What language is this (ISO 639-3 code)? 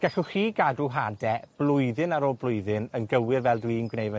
cym